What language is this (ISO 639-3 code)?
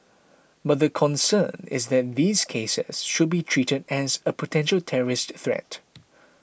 eng